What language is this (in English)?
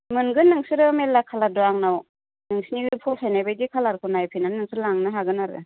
Bodo